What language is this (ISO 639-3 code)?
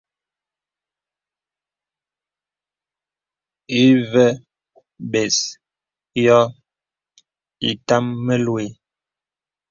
beb